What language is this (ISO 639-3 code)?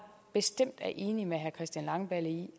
dan